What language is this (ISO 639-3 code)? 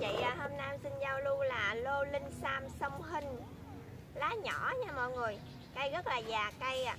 vie